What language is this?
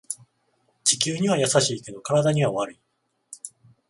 Japanese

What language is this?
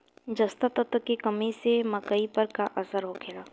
Bhojpuri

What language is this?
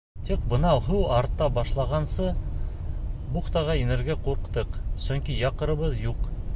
Bashkir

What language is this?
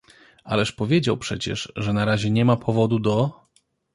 Polish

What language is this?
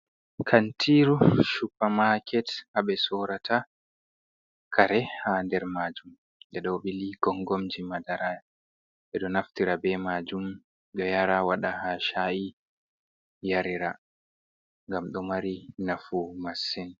Fula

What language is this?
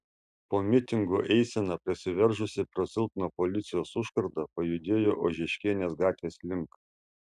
Lithuanian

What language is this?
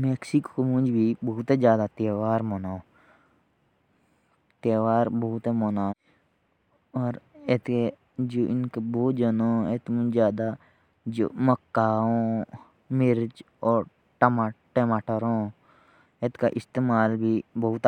Jaunsari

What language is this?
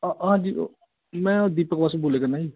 Punjabi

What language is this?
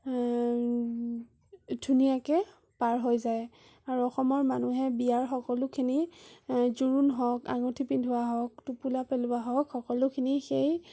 Assamese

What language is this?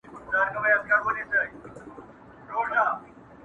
Pashto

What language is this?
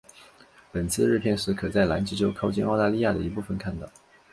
Chinese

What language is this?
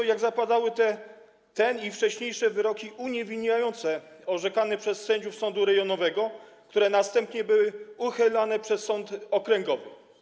Polish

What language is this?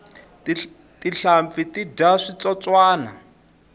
Tsonga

